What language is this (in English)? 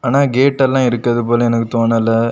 Tamil